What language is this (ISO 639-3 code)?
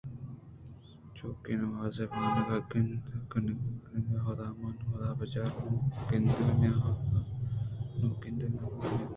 bgp